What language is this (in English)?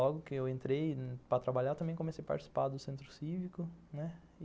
Portuguese